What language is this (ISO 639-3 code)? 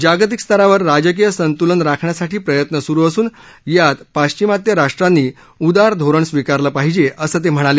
mar